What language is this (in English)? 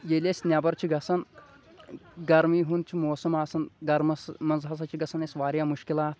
Kashmiri